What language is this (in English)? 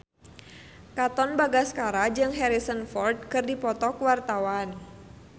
Sundanese